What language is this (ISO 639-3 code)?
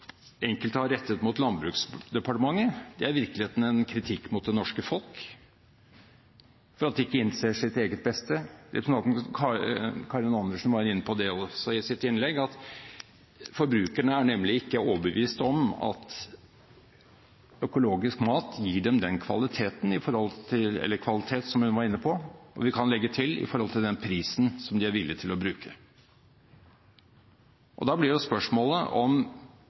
nob